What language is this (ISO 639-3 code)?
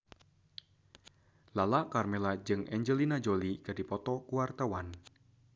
sun